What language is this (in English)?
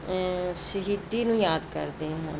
Punjabi